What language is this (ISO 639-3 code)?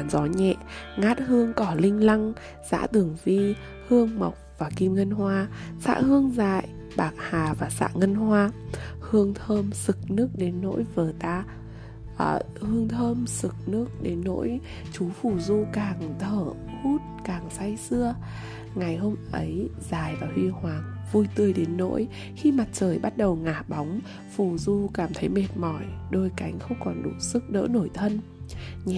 vie